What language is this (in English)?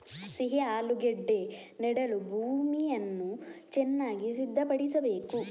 Kannada